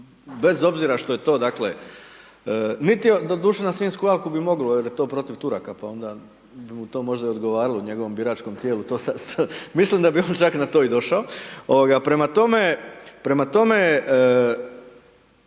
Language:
Croatian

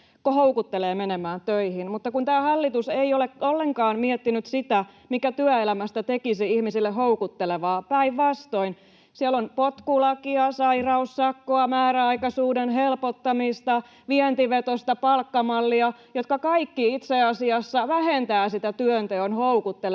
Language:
Finnish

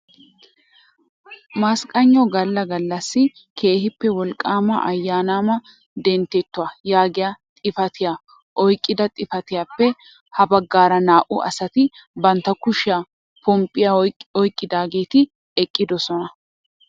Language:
Wolaytta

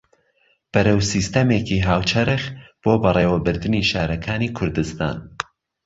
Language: Central Kurdish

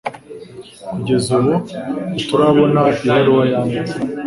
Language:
Kinyarwanda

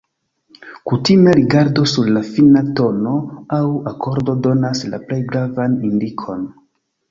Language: Esperanto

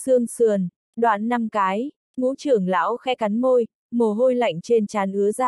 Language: Vietnamese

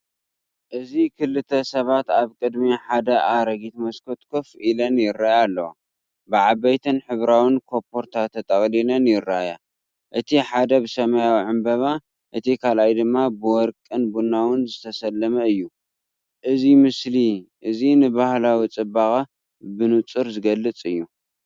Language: Tigrinya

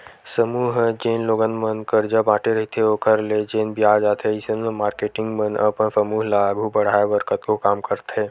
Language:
Chhattisgarhi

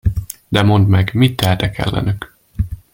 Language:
Hungarian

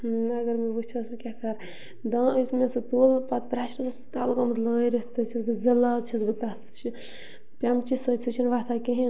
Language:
Kashmiri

